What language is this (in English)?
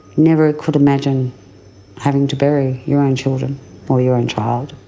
English